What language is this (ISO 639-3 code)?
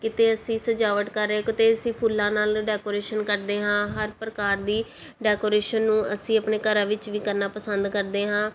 pan